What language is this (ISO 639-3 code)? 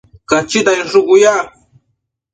mcf